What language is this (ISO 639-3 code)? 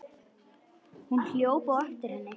isl